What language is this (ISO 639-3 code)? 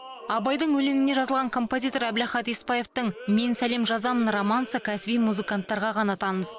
kaz